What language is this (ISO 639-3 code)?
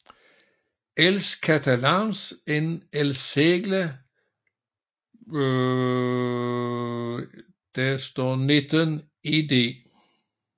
dan